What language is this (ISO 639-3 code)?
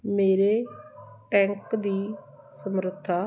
pan